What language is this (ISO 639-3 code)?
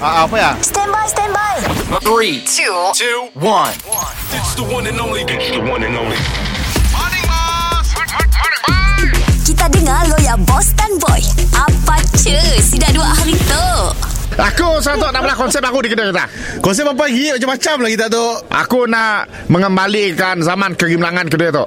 msa